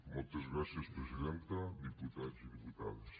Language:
Catalan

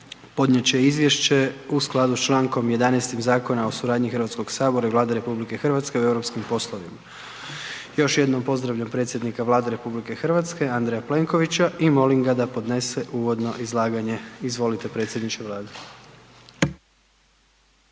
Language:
Croatian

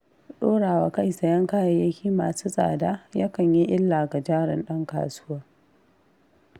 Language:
Hausa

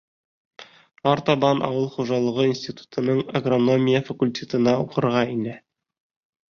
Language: Bashkir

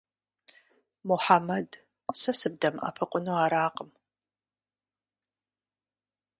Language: Kabardian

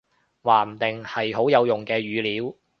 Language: Cantonese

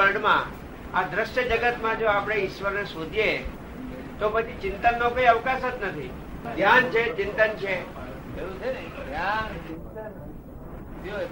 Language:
Gujarati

